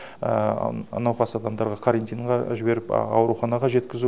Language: Kazakh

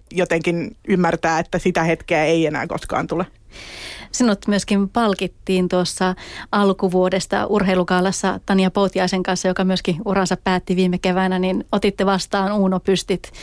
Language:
Finnish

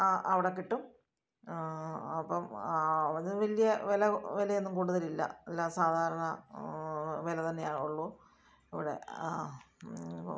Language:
Malayalam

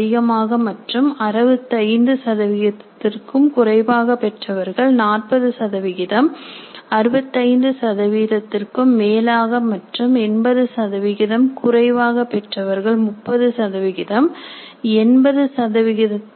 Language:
Tamil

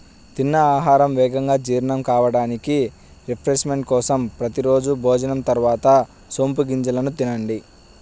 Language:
Telugu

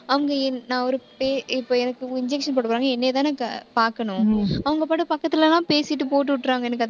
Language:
Tamil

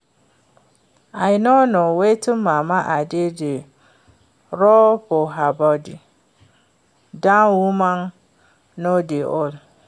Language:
Nigerian Pidgin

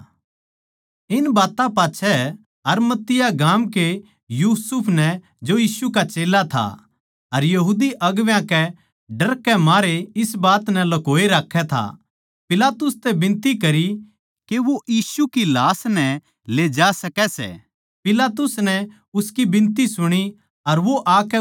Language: Haryanvi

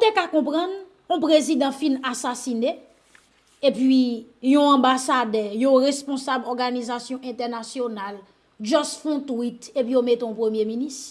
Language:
French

